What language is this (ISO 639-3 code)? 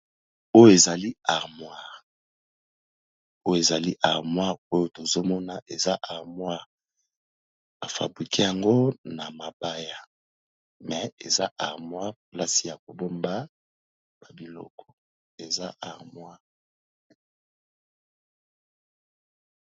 lin